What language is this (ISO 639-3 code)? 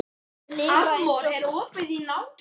isl